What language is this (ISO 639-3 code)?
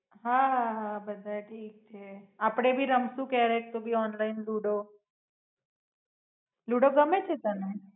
guj